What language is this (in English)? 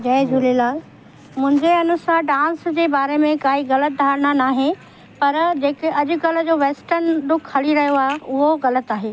Sindhi